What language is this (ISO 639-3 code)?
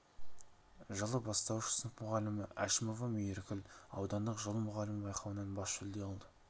kaz